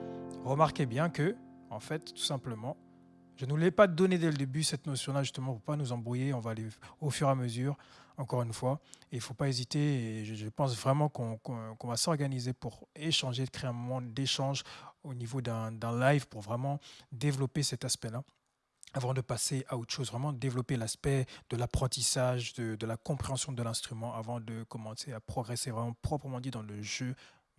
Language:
French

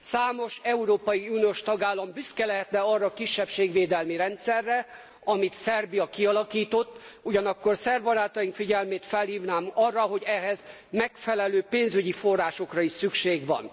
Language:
Hungarian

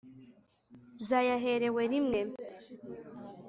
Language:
Kinyarwanda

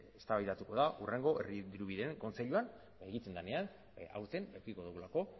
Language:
Basque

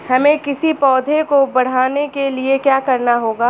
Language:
Hindi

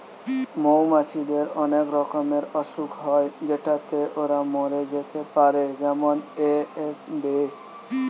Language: Bangla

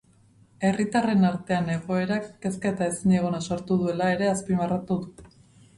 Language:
Basque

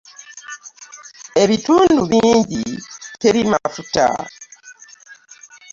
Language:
Ganda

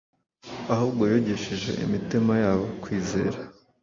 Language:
Kinyarwanda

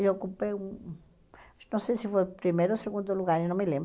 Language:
Portuguese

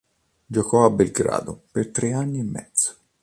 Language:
Italian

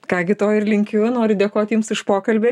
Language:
Lithuanian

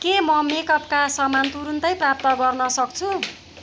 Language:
Nepali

